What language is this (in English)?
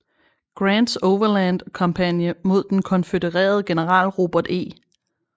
Danish